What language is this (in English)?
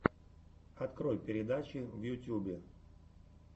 Russian